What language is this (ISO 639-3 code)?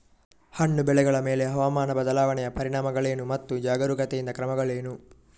kan